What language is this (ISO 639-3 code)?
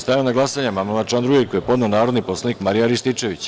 srp